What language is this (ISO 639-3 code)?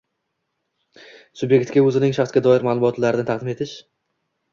uzb